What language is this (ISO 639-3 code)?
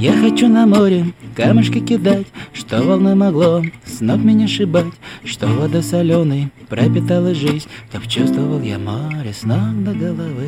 rus